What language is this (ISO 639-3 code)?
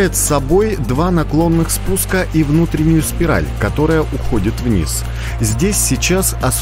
rus